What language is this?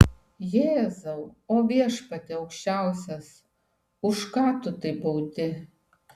Lithuanian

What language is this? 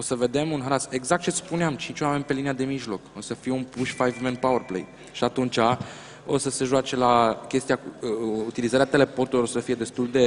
Romanian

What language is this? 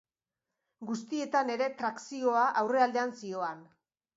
Basque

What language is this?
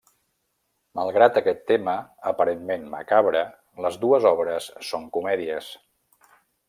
Catalan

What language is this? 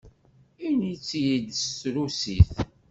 Kabyle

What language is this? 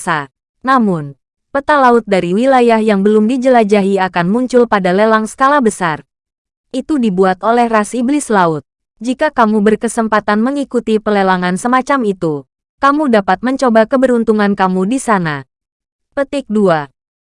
Indonesian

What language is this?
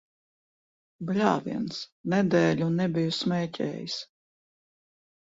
Latvian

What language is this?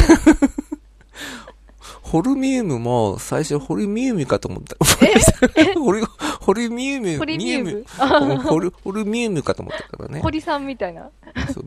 Japanese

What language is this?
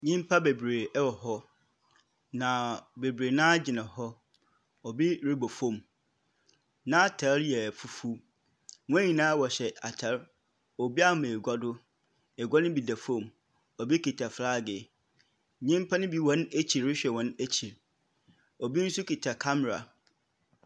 Akan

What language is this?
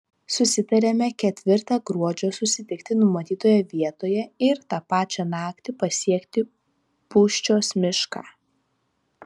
Lithuanian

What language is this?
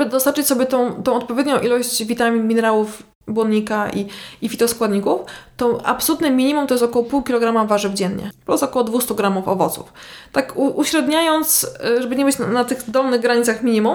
Polish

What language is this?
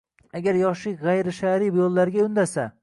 Uzbek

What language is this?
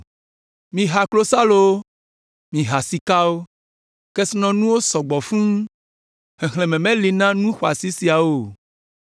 Ewe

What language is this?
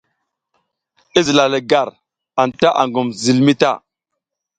South Giziga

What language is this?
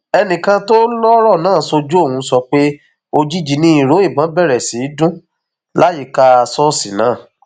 Yoruba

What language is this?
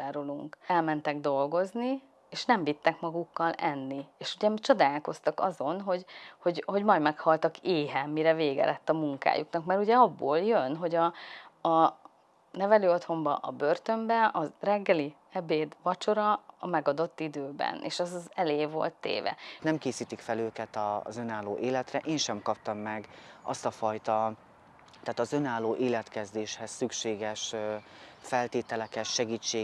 Hungarian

